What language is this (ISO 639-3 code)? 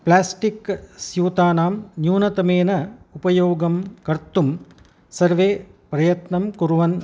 san